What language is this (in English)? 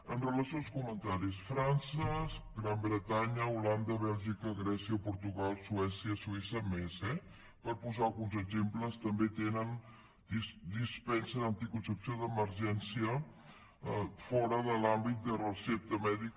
Catalan